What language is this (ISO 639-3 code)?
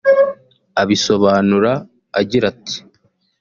kin